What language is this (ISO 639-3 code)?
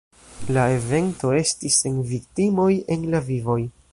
epo